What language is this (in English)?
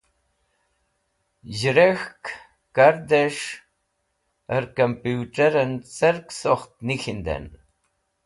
Wakhi